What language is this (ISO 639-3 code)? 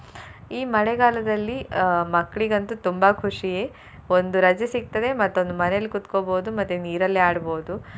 kan